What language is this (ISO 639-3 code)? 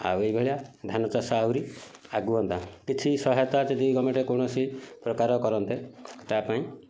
ori